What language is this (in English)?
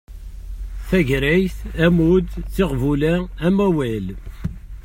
Kabyle